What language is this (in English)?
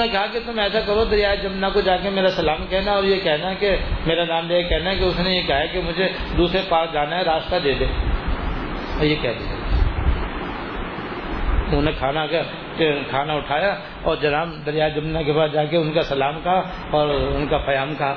Urdu